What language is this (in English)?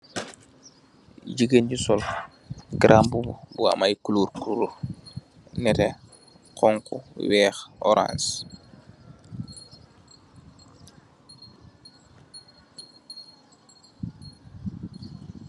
Wolof